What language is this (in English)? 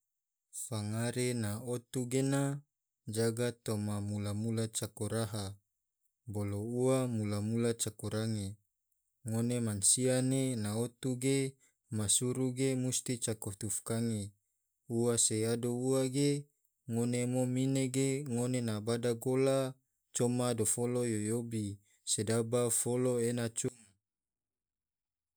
Tidore